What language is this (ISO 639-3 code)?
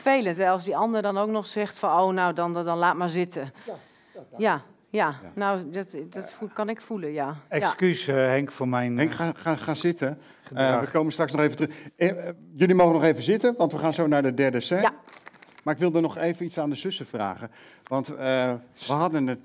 nld